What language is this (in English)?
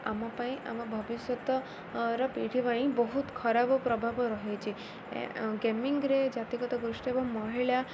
Odia